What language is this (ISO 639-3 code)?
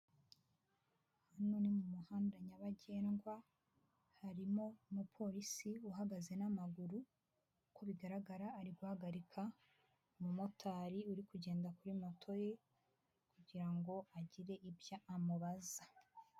kin